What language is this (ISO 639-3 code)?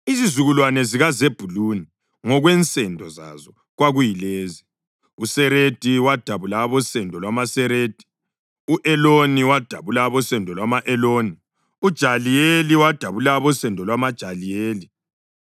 nde